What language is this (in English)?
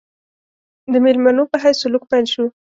Pashto